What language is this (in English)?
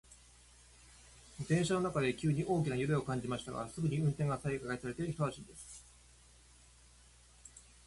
Japanese